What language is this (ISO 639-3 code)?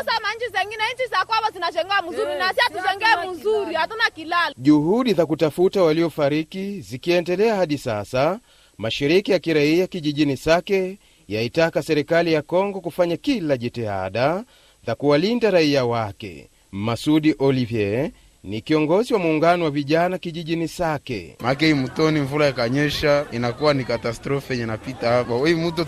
swa